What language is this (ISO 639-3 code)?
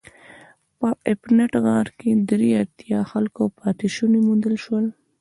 pus